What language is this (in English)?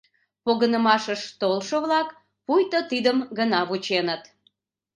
Mari